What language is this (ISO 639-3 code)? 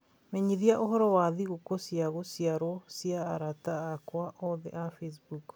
kik